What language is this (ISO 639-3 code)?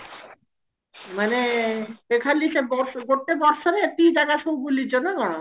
ori